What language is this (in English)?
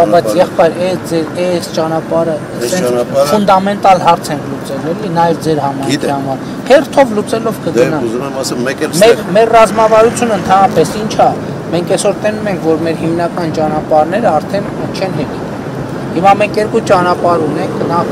Turkish